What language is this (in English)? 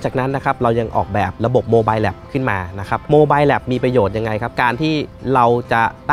Thai